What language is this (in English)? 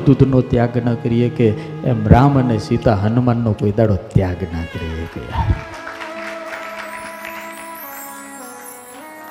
Gujarati